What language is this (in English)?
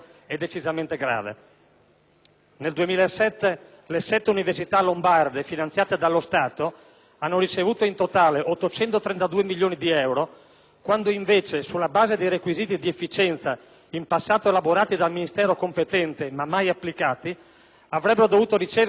Italian